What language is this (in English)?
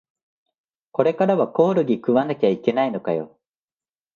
Japanese